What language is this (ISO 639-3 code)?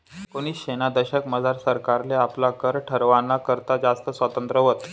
mar